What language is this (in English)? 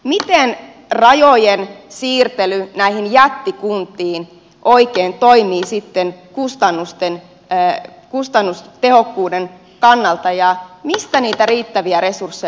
Finnish